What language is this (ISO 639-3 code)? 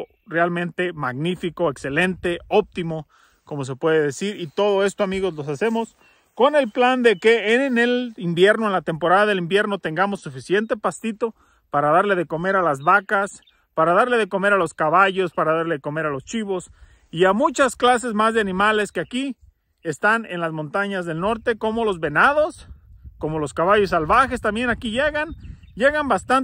spa